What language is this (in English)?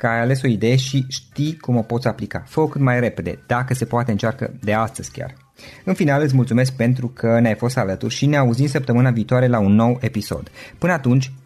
Romanian